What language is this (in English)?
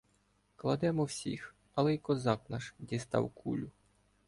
Ukrainian